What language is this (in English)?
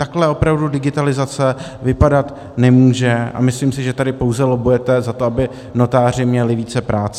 Czech